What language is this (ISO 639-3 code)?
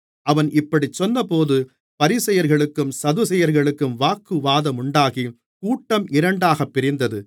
tam